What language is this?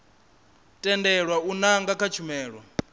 Venda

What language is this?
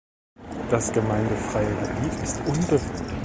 German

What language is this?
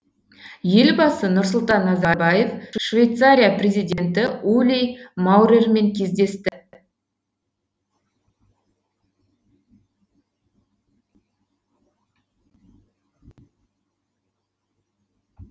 Kazakh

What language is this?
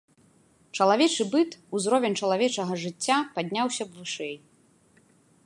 Belarusian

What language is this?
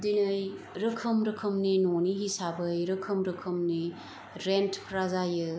Bodo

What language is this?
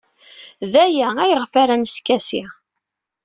Kabyle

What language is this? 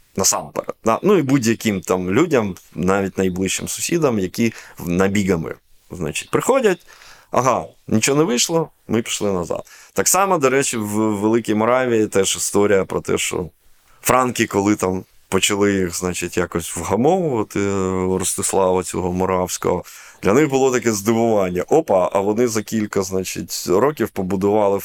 Ukrainian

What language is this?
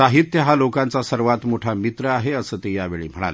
Marathi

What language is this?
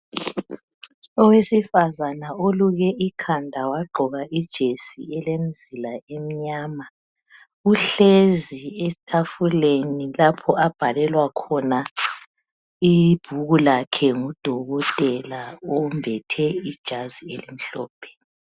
North Ndebele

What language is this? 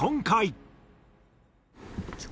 Japanese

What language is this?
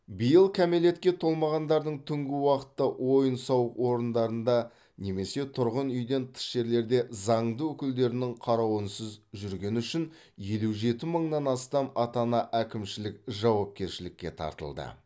Kazakh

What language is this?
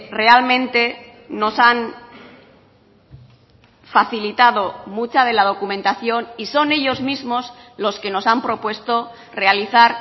Spanish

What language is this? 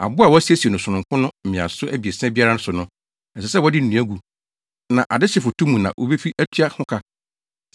Akan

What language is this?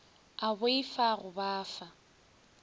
Northern Sotho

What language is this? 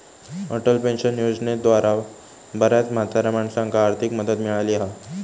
Marathi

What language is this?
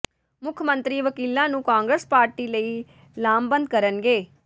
Punjabi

